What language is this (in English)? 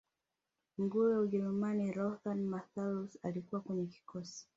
Swahili